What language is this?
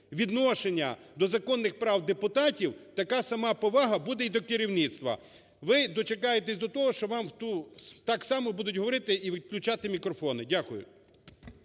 Ukrainian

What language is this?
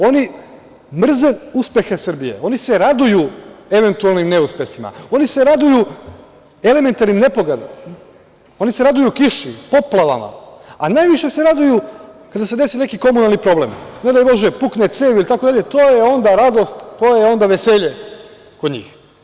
Serbian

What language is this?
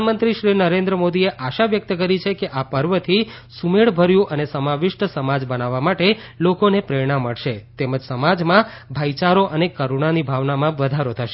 Gujarati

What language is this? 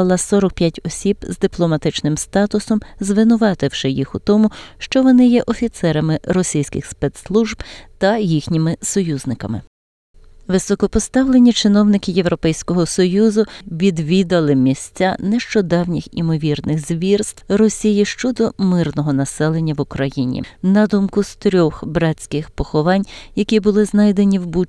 Ukrainian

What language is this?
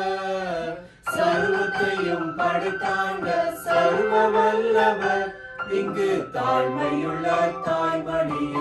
Indonesian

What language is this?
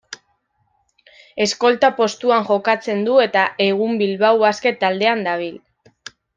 Basque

